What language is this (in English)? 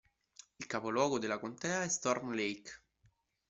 Italian